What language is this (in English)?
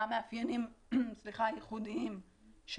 Hebrew